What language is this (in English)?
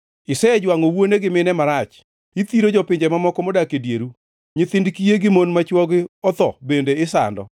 Luo (Kenya and Tanzania)